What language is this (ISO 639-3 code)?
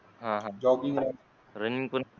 mar